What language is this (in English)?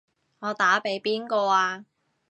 Cantonese